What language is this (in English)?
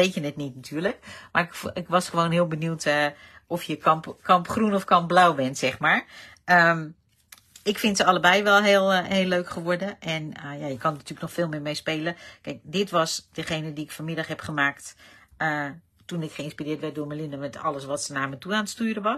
Dutch